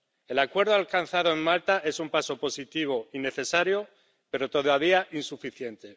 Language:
Spanish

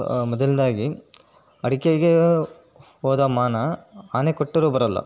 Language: Kannada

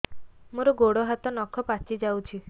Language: Odia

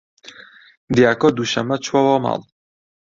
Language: Central Kurdish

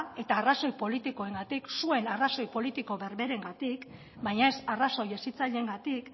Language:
Basque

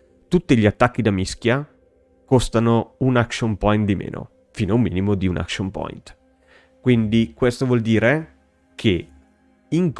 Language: Italian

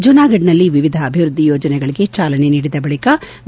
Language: Kannada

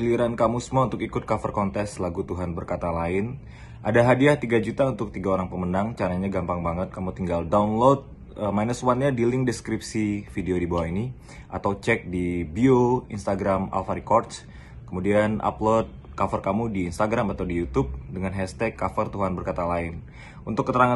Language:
Indonesian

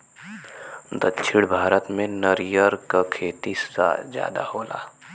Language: Bhojpuri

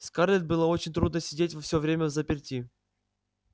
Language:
Russian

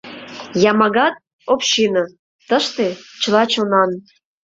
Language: Mari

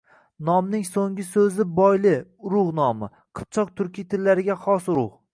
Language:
Uzbek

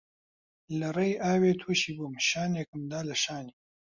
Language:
Central Kurdish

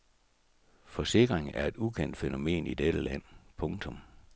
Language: Danish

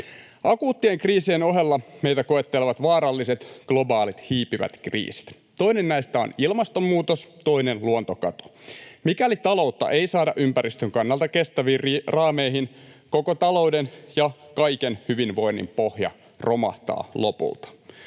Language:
Finnish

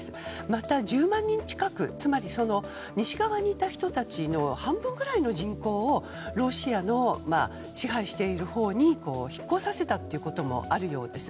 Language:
Japanese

